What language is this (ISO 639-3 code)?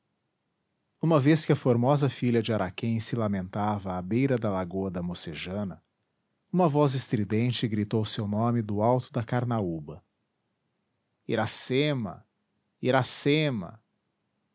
por